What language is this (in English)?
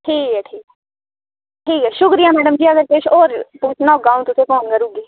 Dogri